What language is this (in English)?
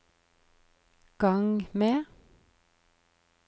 Norwegian